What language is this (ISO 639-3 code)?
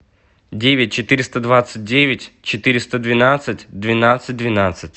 rus